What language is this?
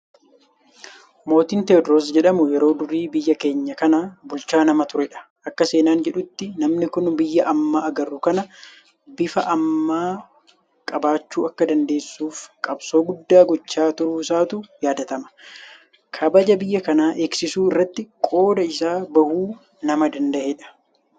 Oromo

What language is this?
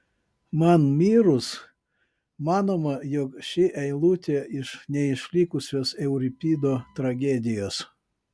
Lithuanian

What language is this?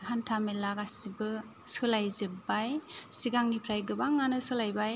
Bodo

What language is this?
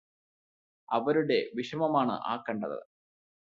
Malayalam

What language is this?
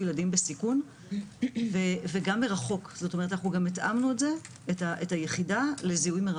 Hebrew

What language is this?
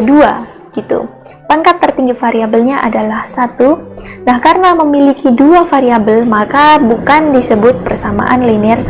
Indonesian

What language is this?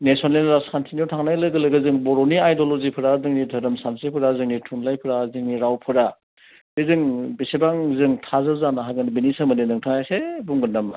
Bodo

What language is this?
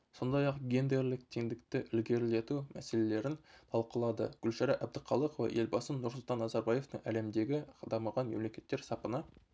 Kazakh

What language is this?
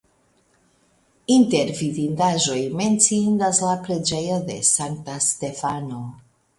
Esperanto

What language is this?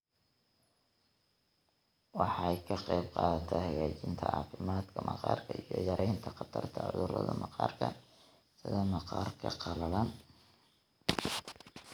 Somali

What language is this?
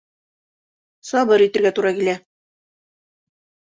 Bashkir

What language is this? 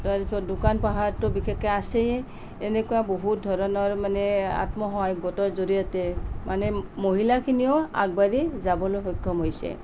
Assamese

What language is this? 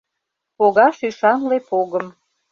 Mari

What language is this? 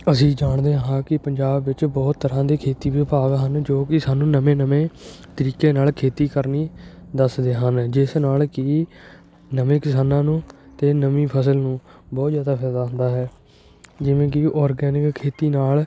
Punjabi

